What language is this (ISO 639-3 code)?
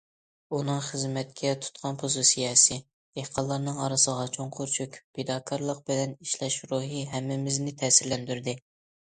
uig